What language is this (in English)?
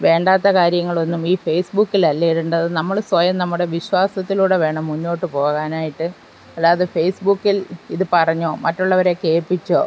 Malayalam